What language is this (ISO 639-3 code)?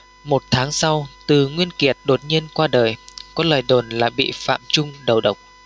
vie